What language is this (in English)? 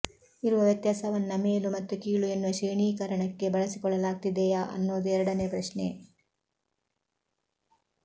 Kannada